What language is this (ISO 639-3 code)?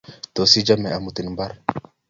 kln